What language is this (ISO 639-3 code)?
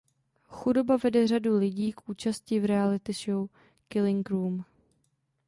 ces